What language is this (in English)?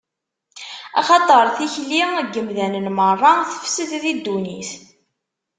Kabyle